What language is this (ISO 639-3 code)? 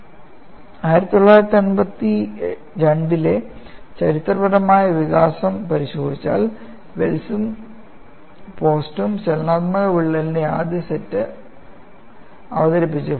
mal